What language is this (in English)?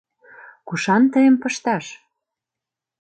Mari